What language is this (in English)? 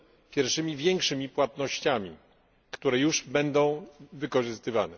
Polish